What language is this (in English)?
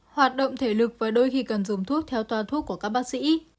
Vietnamese